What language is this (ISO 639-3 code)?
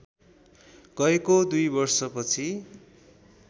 nep